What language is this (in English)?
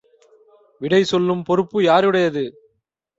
Tamil